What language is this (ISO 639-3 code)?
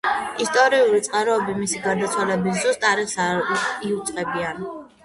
kat